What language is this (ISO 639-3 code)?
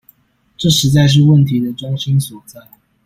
zho